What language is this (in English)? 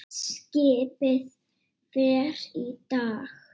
Icelandic